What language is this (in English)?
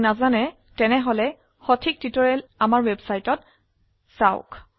Assamese